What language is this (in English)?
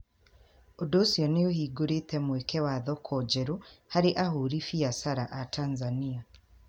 Kikuyu